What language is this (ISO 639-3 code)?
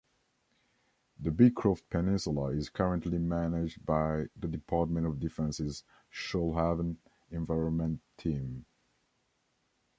eng